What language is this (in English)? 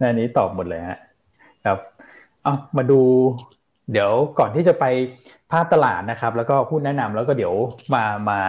Thai